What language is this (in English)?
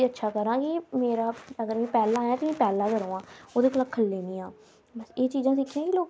Dogri